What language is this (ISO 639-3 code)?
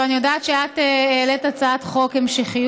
heb